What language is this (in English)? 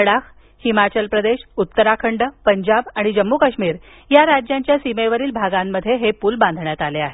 Marathi